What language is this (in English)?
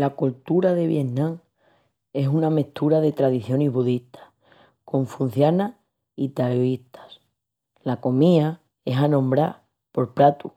Extremaduran